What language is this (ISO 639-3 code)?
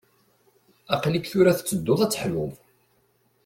kab